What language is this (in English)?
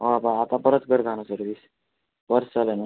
Konkani